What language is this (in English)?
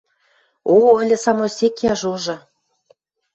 Western Mari